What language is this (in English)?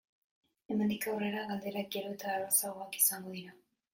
Basque